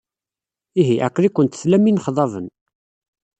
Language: Kabyle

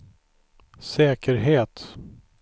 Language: Swedish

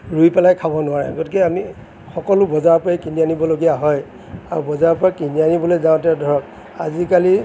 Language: Assamese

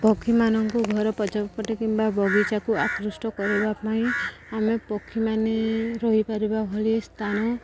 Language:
Odia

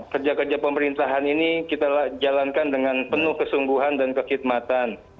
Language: Indonesian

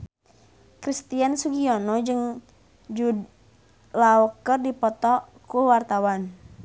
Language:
Sundanese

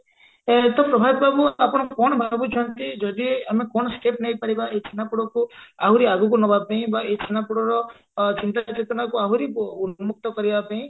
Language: Odia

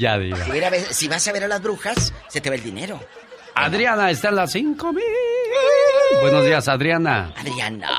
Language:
Spanish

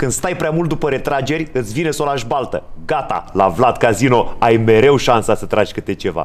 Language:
Romanian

